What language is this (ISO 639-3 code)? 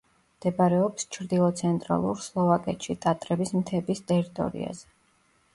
kat